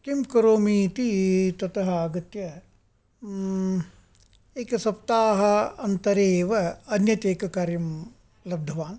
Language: Sanskrit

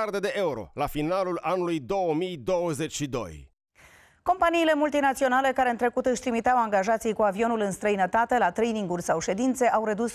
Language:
Romanian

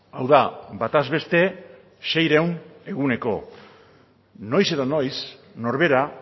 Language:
Basque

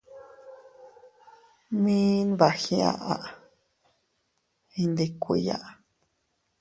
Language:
Teutila Cuicatec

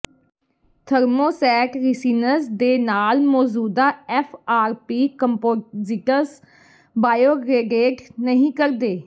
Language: Punjabi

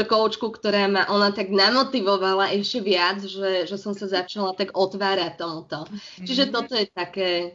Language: Slovak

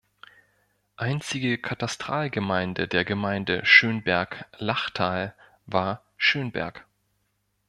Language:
German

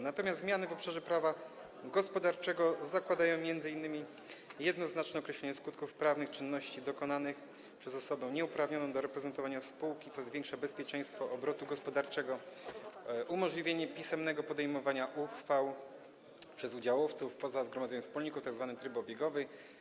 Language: Polish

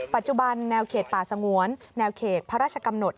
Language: Thai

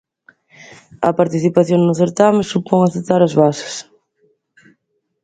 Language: Galician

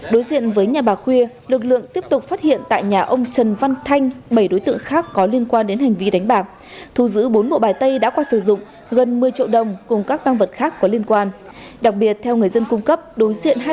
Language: Vietnamese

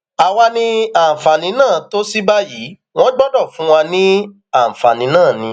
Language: Yoruba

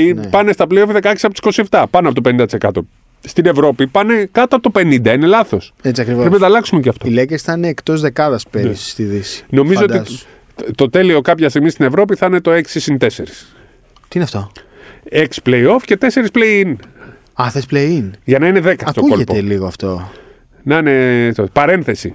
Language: Greek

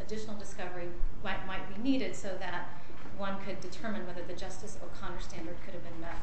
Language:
English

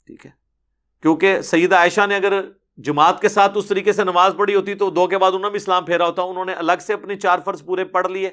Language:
Urdu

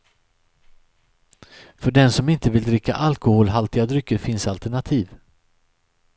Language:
Swedish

